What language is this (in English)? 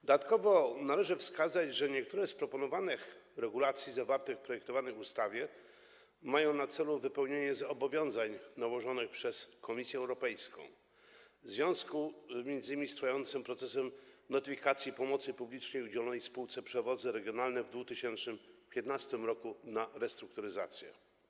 Polish